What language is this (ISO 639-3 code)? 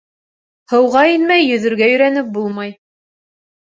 bak